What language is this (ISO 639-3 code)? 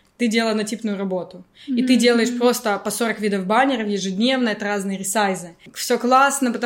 rus